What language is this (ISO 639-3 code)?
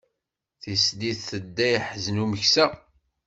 kab